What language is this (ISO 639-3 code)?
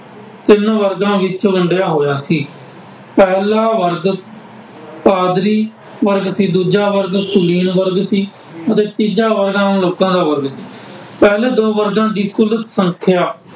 pan